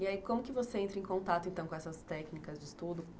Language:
Portuguese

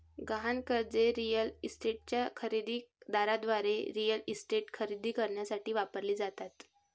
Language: Marathi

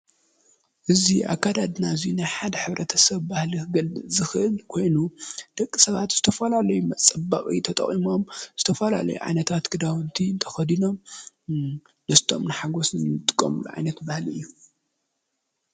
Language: Tigrinya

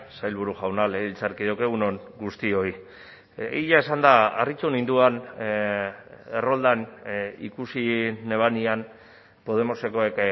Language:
Basque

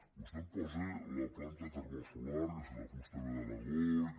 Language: Catalan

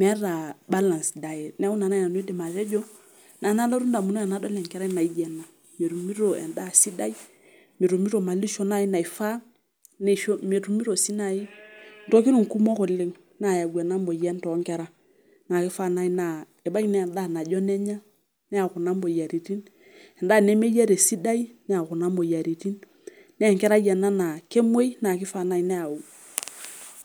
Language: Masai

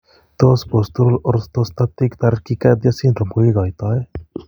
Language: Kalenjin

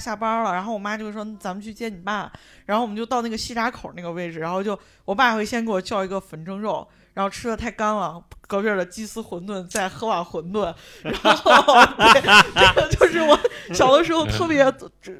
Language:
Chinese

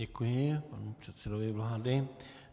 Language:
Czech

